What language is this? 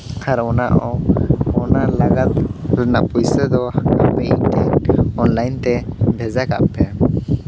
Santali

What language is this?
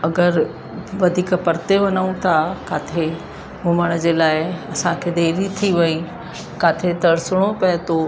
Sindhi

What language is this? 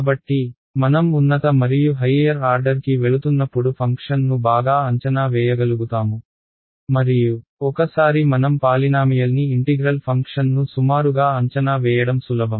Telugu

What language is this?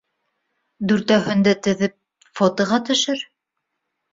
Bashkir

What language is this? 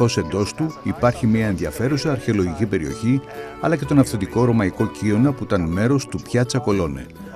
Greek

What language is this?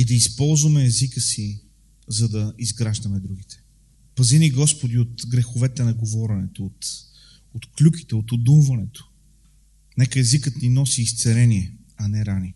Bulgarian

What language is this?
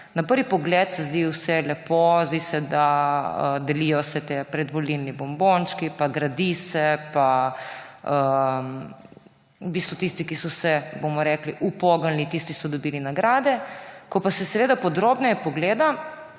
Slovenian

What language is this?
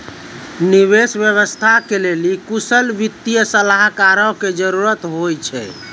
Maithili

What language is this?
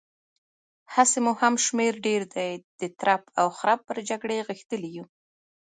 Pashto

